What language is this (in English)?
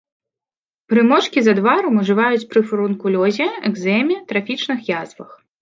Belarusian